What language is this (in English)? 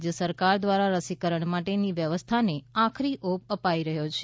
Gujarati